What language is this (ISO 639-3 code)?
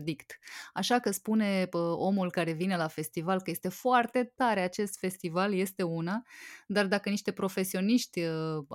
ron